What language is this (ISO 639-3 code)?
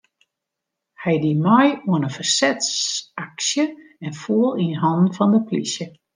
fry